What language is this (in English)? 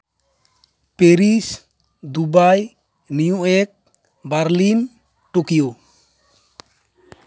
Santali